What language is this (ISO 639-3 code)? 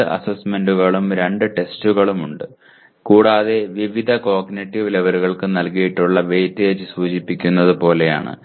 mal